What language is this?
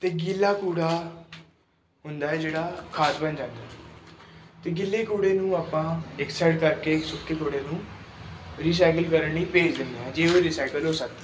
Punjabi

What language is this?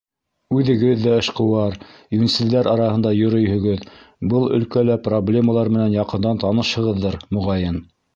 Bashkir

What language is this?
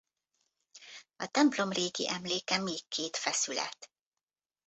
Hungarian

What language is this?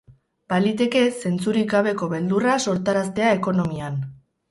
Basque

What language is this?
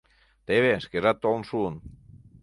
Mari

